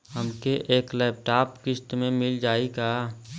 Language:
Bhojpuri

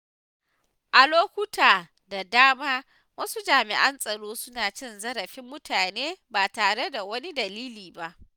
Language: Hausa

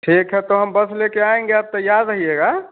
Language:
Hindi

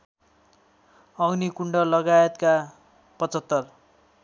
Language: Nepali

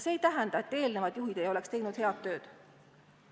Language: Estonian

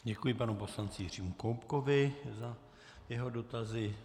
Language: Czech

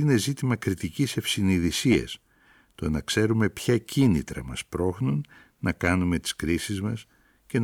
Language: Greek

